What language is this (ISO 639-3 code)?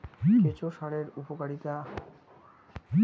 ben